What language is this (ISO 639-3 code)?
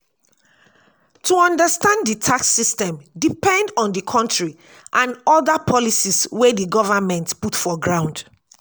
pcm